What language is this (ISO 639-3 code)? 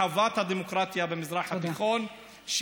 heb